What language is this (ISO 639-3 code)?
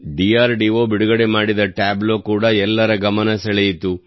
kan